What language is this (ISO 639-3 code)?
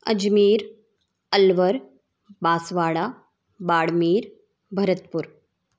hin